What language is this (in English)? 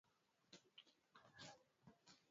Swahili